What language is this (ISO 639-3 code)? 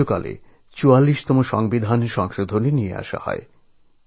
ben